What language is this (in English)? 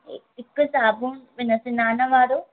Sindhi